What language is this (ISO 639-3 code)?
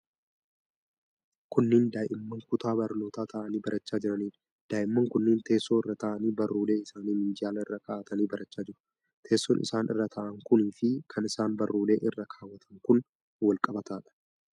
orm